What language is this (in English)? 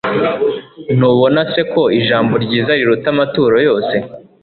Kinyarwanda